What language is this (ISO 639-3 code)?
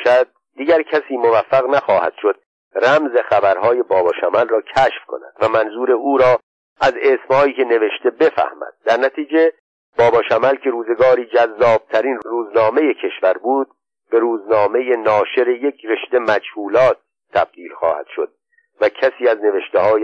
fas